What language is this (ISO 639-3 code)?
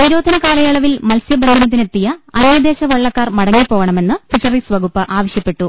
mal